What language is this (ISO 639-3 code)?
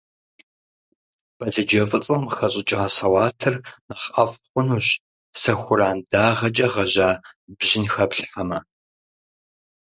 kbd